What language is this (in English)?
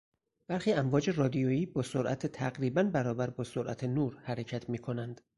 Persian